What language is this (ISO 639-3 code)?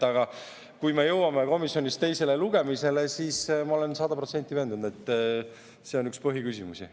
est